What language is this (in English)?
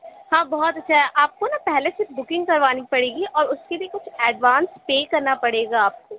Urdu